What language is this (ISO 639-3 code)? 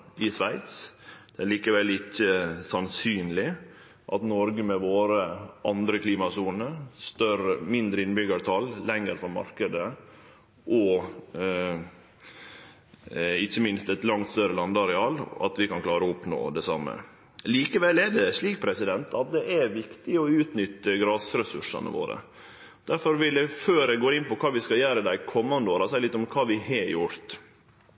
nno